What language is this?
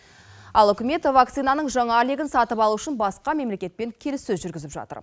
Kazakh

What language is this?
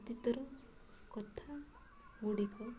Odia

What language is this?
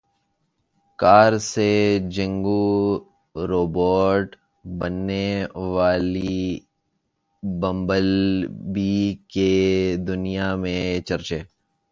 Urdu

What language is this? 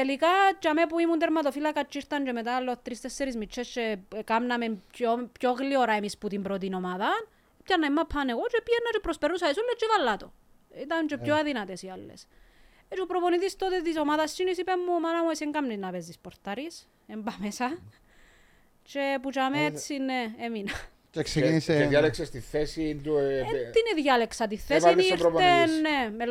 Greek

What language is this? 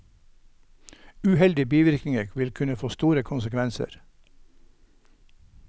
Norwegian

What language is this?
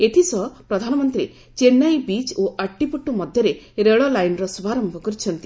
Odia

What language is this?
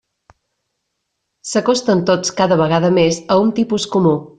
Catalan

